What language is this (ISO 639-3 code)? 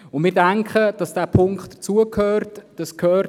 gsw